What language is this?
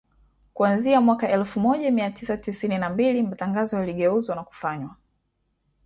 Swahili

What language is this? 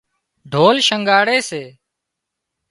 Wadiyara Koli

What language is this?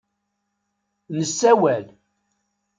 Kabyle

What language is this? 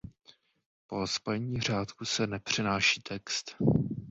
Czech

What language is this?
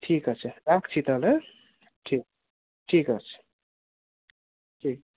Bangla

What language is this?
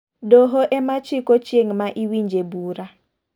Luo (Kenya and Tanzania)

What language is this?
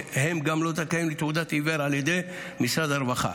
Hebrew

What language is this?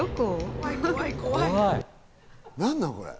Japanese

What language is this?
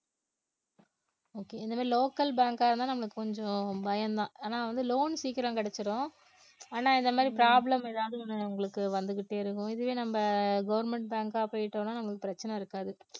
Tamil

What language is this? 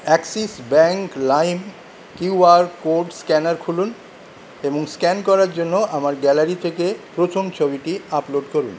Bangla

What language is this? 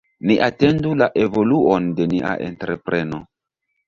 Esperanto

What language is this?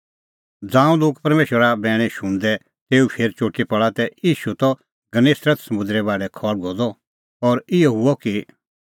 Kullu Pahari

